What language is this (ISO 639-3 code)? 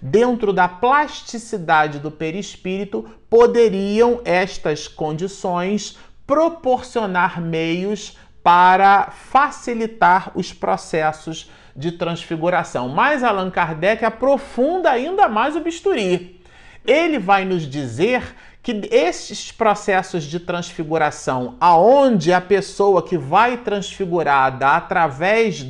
por